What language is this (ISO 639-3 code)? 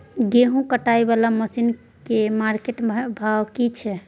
mai